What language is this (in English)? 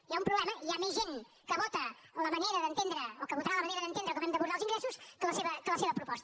Catalan